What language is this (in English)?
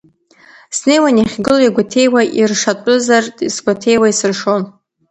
Abkhazian